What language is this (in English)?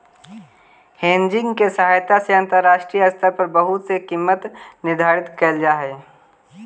Magahi